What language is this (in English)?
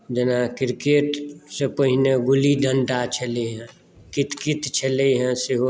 Maithili